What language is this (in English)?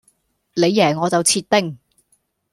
Cantonese